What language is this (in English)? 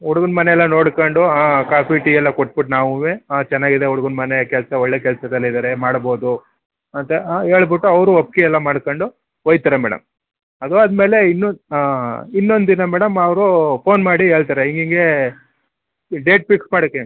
Kannada